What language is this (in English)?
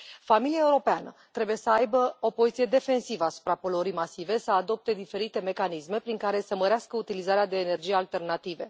Romanian